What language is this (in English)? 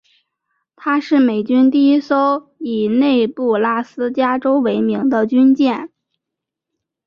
Chinese